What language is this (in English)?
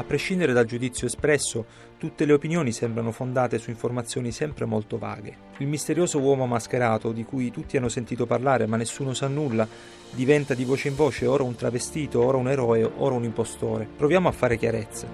Italian